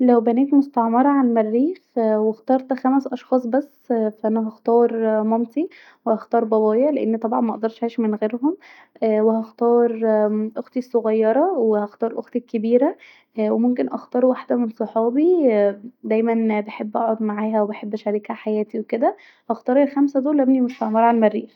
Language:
Egyptian Arabic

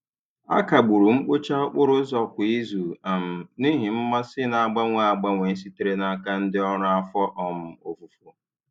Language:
Igbo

